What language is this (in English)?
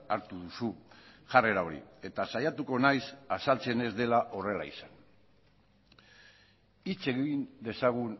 Basque